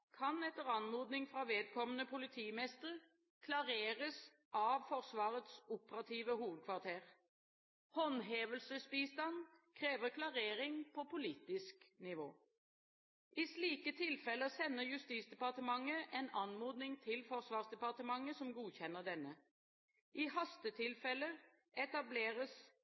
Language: Norwegian Bokmål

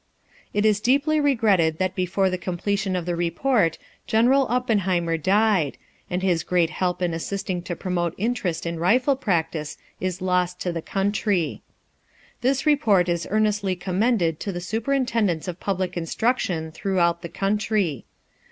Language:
English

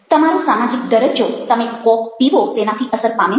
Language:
Gujarati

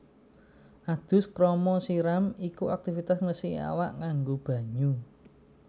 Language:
Javanese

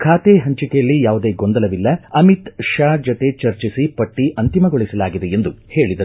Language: Kannada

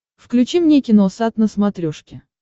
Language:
Russian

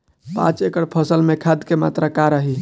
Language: Bhojpuri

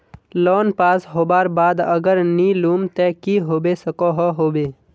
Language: Magahi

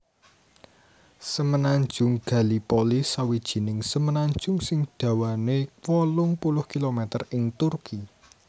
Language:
Javanese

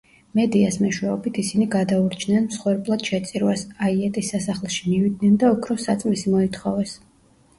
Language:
Georgian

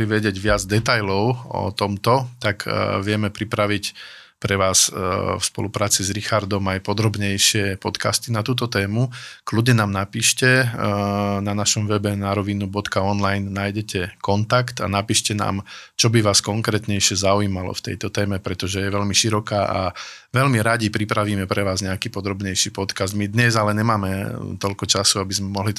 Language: Slovak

